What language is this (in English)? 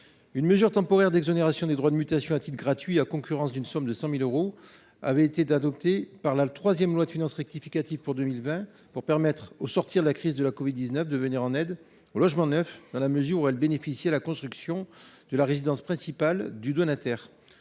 French